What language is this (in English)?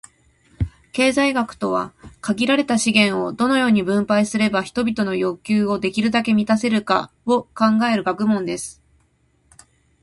Japanese